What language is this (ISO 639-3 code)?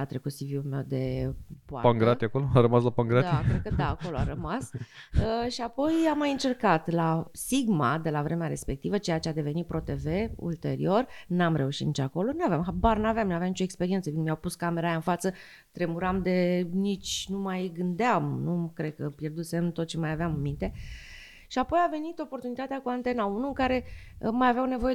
ron